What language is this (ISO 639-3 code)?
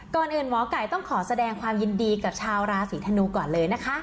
tha